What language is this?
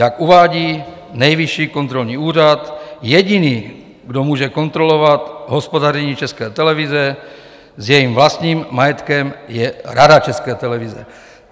Czech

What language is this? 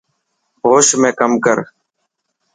Dhatki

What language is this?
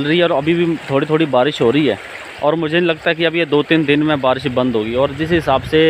Hindi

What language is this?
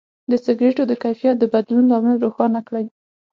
Pashto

